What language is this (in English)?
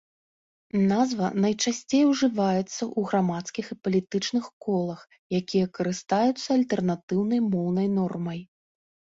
Belarusian